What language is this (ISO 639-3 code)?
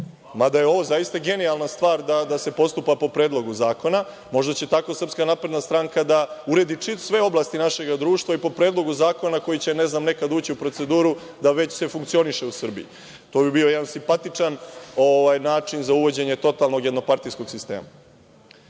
srp